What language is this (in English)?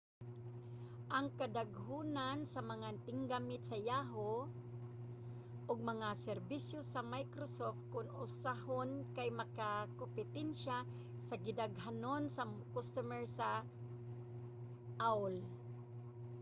Cebuano